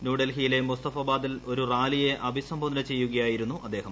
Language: Malayalam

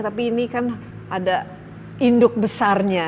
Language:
Indonesian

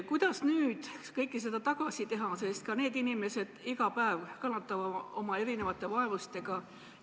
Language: Estonian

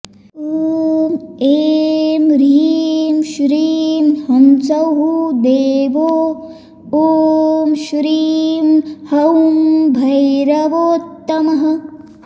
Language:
Sanskrit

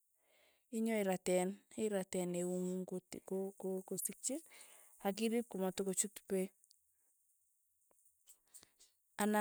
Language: Tugen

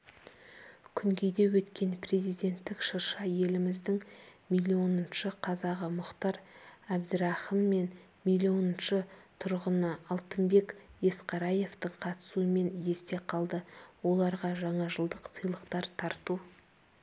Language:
Kazakh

